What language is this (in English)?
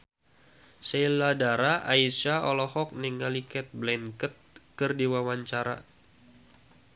Sundanese